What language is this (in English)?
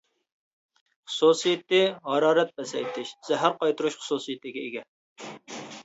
Uyghur